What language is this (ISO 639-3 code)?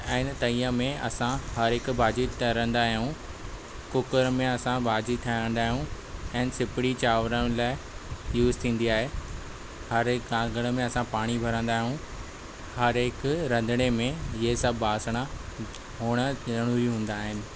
snd